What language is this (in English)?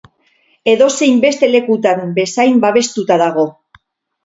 Basque